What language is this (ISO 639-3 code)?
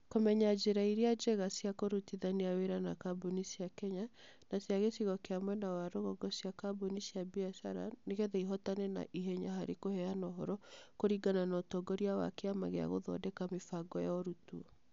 kik